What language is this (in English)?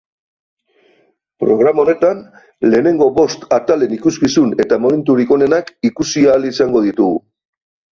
Basque